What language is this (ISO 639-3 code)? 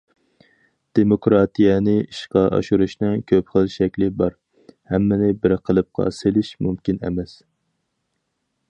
uig